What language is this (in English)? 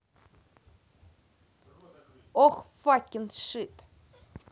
Russian